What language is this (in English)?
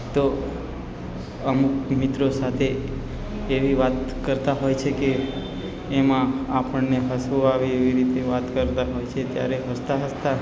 Gujarati